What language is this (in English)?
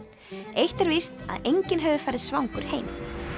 Icelandic